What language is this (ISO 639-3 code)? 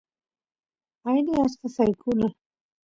qus